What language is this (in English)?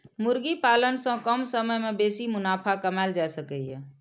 Maithili